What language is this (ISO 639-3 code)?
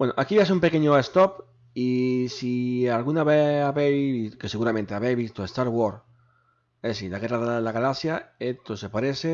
spa